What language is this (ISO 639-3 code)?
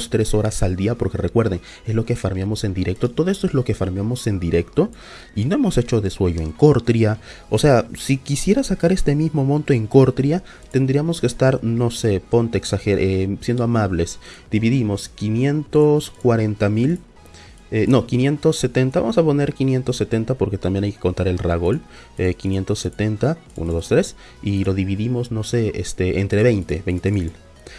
spa